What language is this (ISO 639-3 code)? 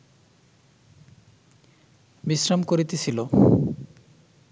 ben